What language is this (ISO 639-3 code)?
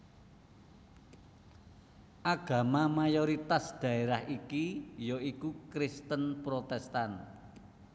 jav